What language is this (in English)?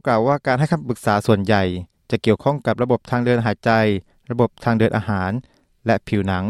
Thai